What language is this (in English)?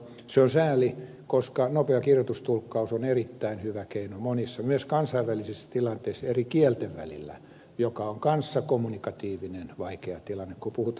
Finnish